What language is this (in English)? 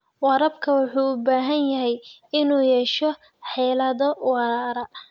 Somali